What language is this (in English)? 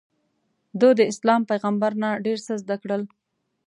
Pashto